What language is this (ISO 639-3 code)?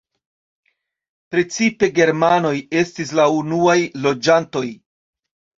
epo